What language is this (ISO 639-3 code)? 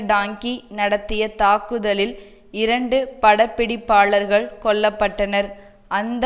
tam